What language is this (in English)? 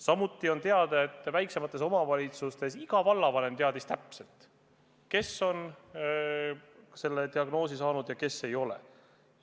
Estonian